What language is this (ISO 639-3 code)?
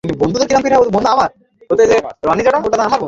ben